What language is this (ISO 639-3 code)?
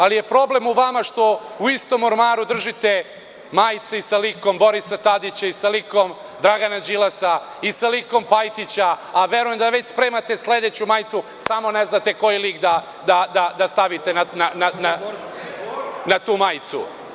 srp